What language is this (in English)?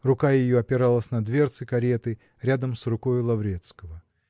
Russian